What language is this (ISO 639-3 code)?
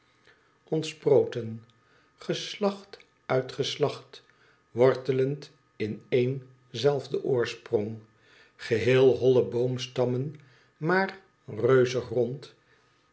nld